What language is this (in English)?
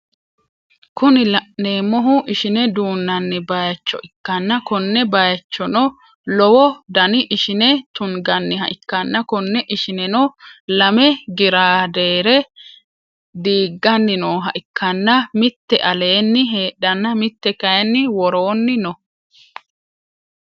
Sidamo